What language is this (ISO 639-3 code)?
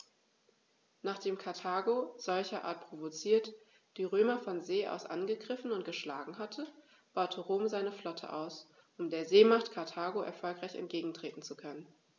deu